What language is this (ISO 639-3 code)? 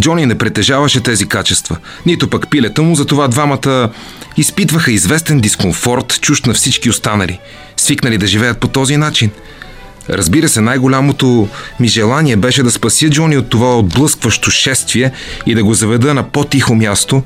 bul